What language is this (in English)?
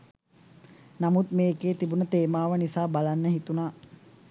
Sinhala